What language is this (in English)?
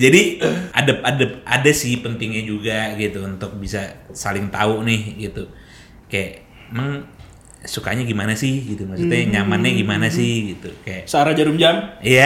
Indonesian